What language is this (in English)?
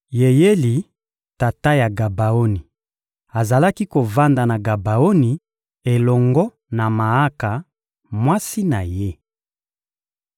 Lingala